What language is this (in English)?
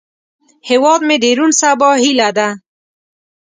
Pashto